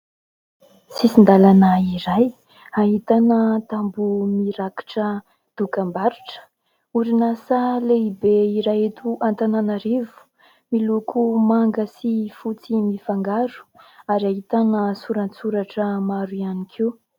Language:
Malagasy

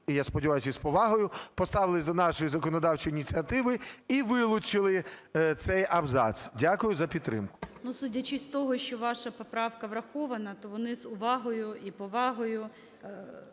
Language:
Ukrainian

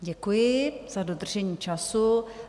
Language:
Czech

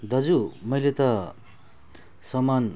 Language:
Nepali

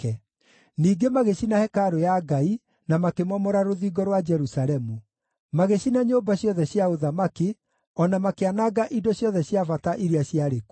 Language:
Kikuyu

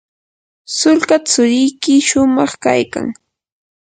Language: Yanahuanca Pasco Quechua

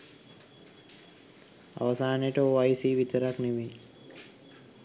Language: Sinhala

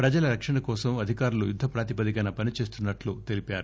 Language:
Telugu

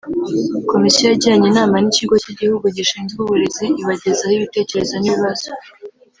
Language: Kinyarwanda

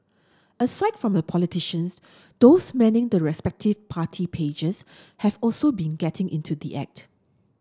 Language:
English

